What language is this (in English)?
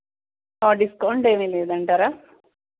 Telugu